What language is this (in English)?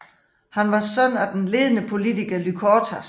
Danish